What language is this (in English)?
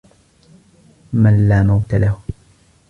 Arabic